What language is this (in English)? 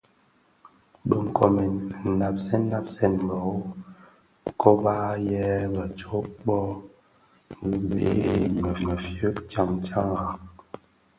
Bafia